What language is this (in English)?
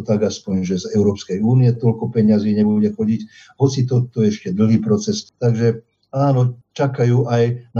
Slovak